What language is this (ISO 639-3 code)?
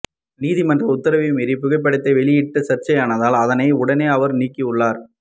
tam